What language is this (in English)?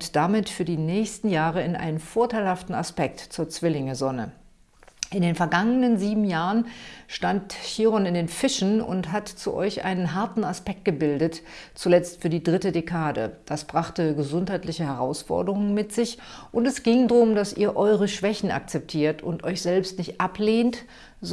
German